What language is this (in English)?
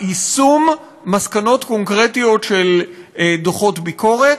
Hebrew